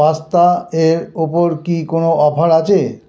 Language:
Bangla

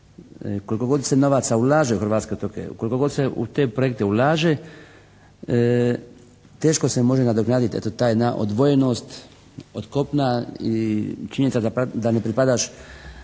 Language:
Croatian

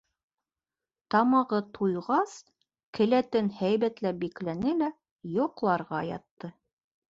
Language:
Bashkir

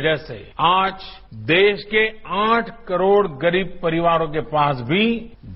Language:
Marathi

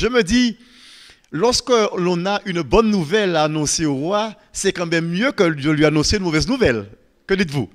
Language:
French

